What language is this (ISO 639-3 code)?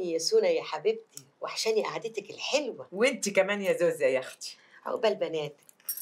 ara